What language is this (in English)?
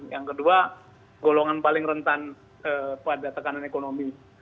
Indonesian